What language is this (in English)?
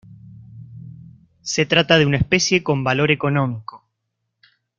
Spanish